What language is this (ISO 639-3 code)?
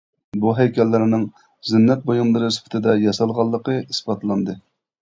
uig